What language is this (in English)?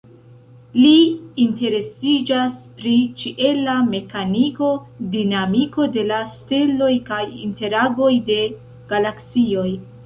Esperanto